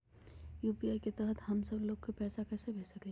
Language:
Magahi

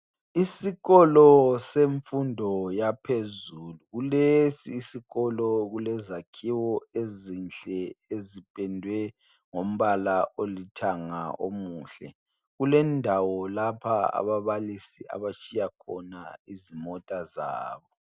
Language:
North Ndebele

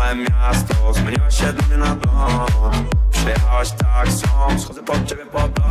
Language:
Polish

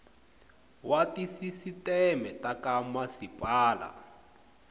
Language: Tsonga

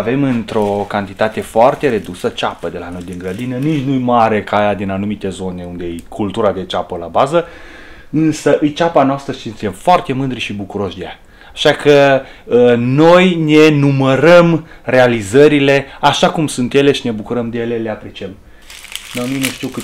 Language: Romanian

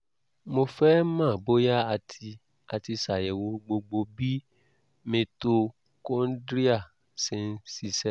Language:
Yoruba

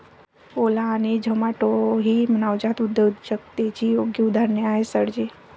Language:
Marathi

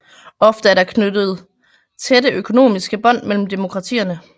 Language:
Danish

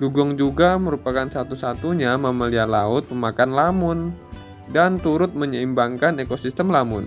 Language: Indonesian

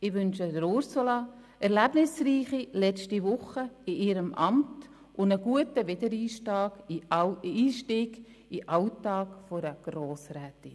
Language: Swiss German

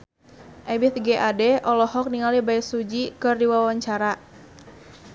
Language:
Sundanese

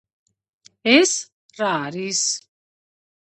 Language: Georgian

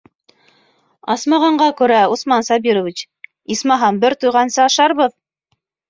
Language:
Bashkir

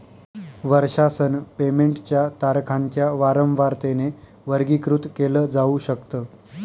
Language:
Marathi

